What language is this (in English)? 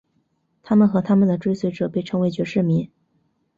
Chinese